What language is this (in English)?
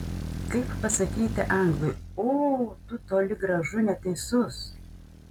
Lithuanian